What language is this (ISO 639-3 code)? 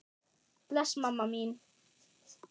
isl